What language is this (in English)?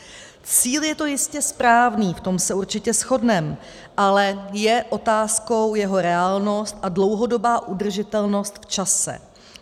Czech